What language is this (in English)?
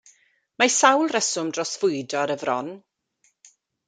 Welsh